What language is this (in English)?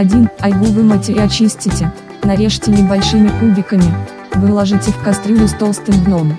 Russian